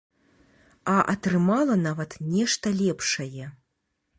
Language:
Belarusian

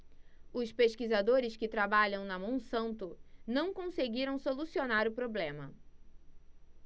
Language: Portuguese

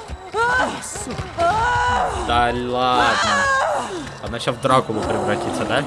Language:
Russian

